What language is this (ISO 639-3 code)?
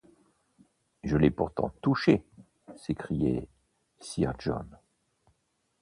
fra